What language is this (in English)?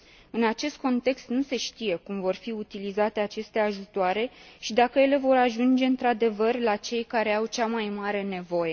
Romanian